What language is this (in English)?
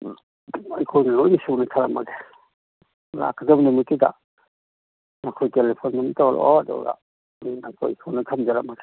Manipuri